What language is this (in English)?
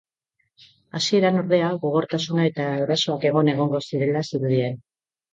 Basque